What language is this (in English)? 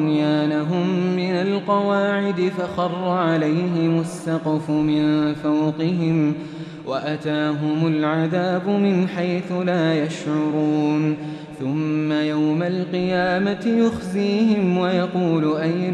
Arabic